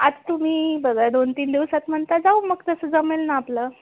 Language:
Marathi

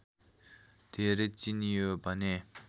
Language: Nepali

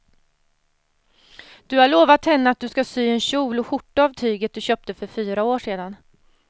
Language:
Swedish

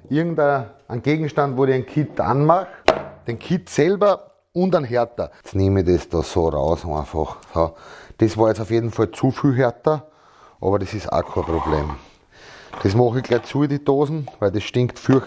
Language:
German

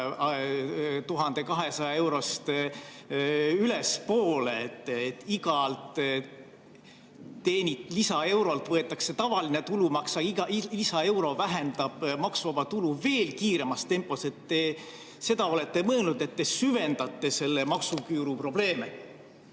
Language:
Estonian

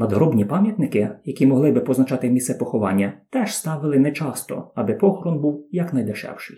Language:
Ukrainian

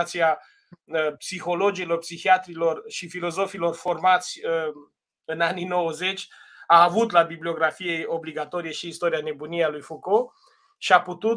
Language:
Romanian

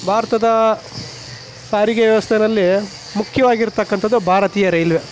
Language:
Kannada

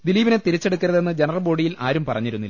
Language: Malayalam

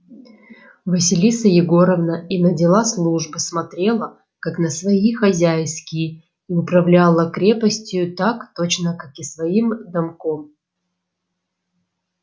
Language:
Russian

